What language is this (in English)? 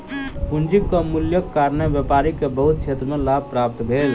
Maithili